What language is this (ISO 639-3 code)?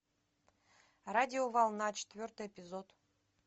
rus